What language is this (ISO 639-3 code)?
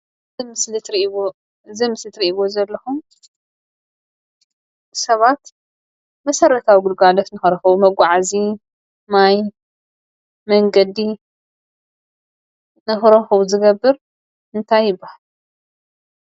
tir